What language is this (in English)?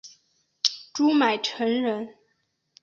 Chinese